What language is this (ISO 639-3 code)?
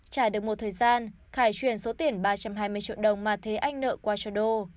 vie